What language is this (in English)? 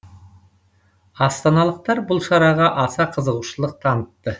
Kazakh